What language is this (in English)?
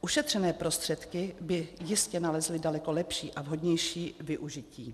Czech